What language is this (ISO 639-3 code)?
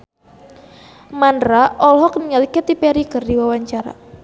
sun